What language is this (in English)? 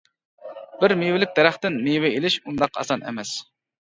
Uyghur